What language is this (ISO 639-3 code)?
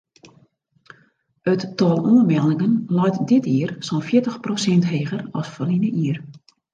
fry